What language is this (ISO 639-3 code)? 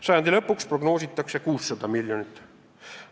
est